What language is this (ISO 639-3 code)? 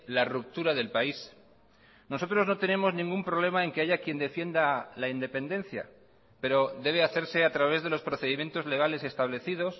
spa